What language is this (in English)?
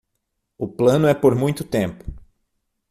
Portuguese